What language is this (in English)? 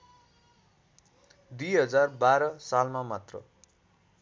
Nepali